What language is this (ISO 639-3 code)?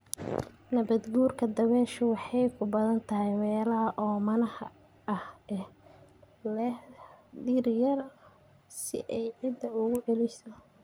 som